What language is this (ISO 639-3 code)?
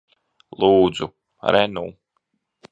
lav